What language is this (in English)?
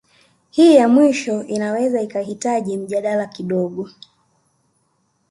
Swahili